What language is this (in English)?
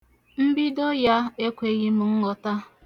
Igbo